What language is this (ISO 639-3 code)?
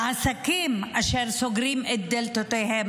heb